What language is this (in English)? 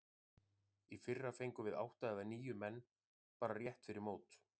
Icelandic